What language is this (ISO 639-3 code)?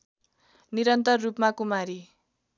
nep